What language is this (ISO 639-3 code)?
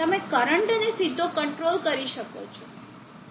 guj